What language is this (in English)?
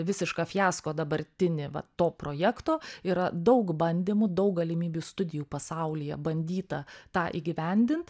Lithuanian